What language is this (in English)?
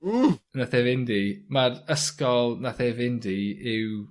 Welsh